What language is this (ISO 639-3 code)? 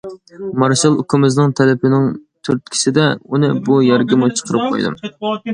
uig